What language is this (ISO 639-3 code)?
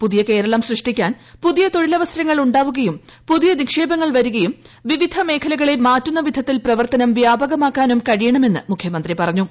mal